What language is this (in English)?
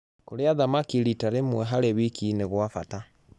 Kikuyu